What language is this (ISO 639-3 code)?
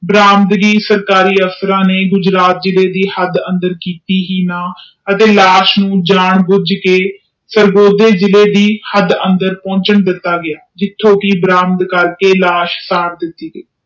pan